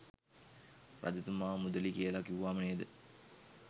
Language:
Sinhala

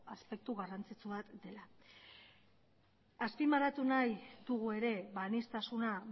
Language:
Basque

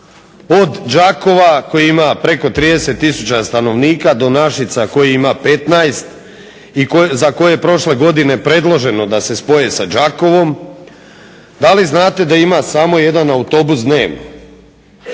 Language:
Croatian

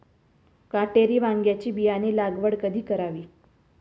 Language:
Marathi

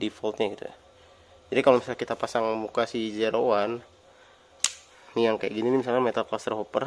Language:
Indonesian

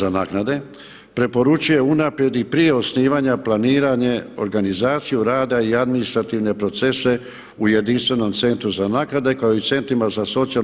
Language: Croatian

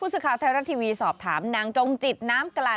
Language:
Thai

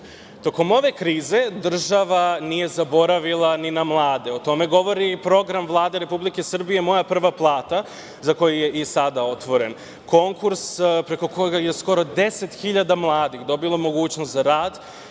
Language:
Serbian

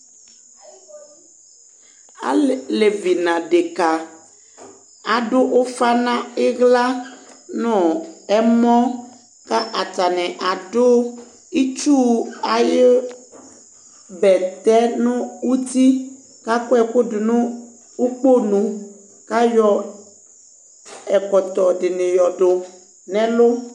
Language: Ikposo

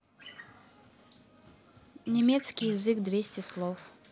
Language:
Russian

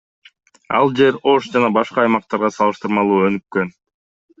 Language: Kyrgyz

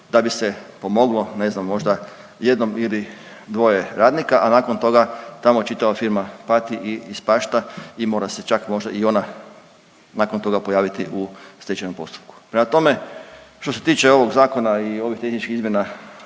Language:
Croatian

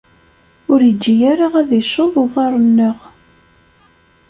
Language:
Kabyle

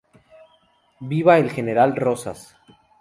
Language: Spanish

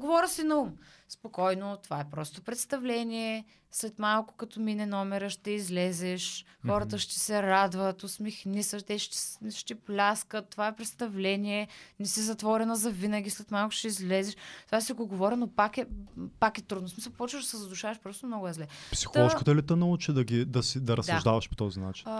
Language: Bulgarian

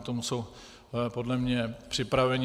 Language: Czech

